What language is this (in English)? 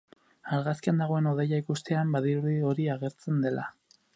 Basque